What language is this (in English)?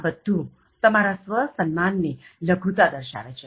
Gujarati